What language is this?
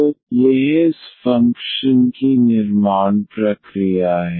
Hindi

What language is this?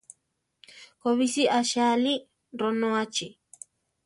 Central Tarahumara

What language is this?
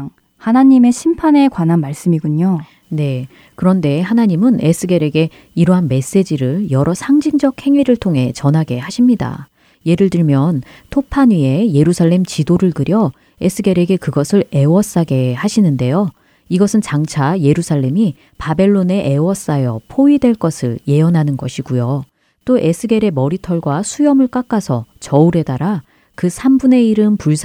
Korean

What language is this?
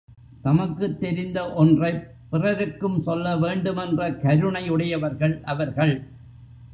Tamil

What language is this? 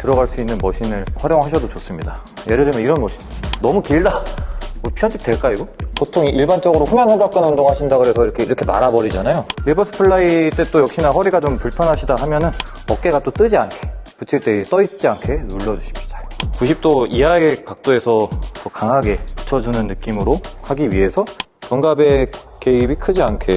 Korean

